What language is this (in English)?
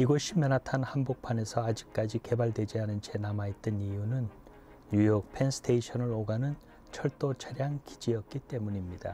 Korean